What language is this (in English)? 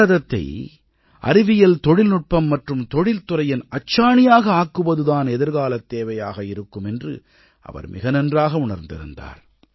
Tamil